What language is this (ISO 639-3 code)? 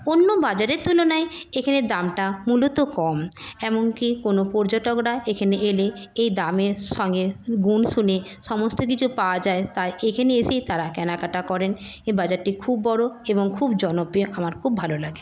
ben